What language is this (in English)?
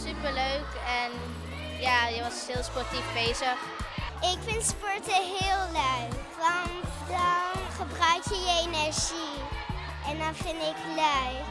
Dutch